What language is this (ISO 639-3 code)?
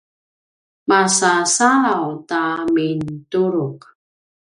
pwn